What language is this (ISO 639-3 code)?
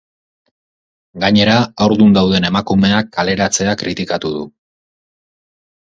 eus